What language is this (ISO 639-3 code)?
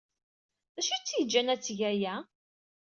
kab